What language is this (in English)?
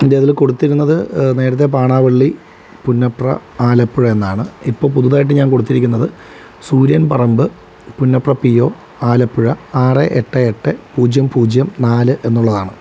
Malayalam